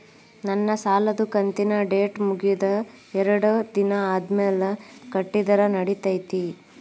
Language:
Kannada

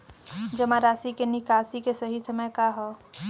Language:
Bhojpuri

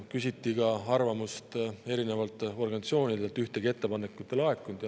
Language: Estonian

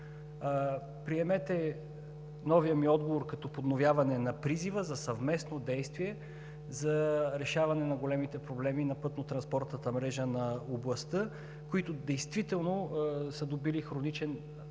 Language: Bulgarian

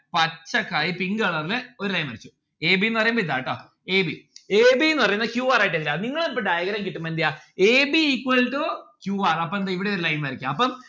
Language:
Malayalam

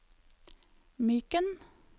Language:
Norwegian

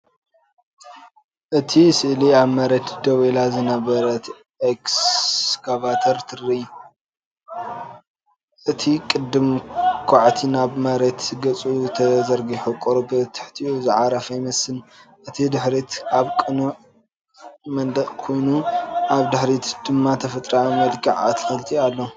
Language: Tigrinya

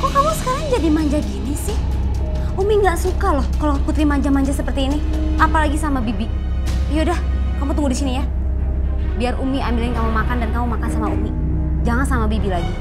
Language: Indonesian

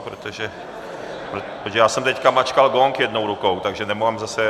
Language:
Czech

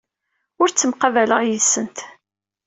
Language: Kabyle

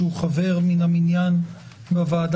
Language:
Hebrew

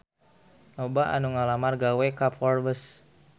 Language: Sundanese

